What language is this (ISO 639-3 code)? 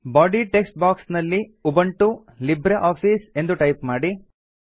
kan